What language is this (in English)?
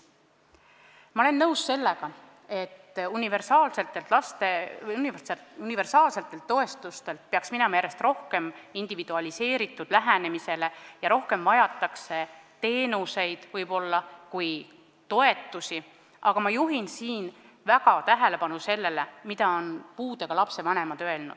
Estonian